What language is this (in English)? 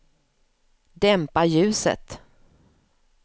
Swedish